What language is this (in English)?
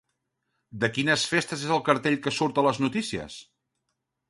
Catalan